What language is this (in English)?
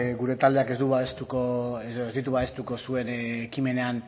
Basque